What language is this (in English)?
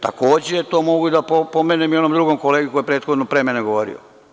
Serbian